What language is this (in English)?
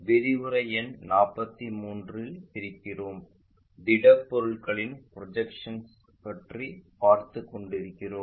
Tamil